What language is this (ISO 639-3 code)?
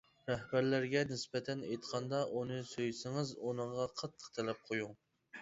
uig